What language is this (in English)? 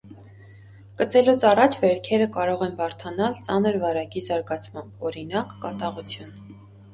Armenian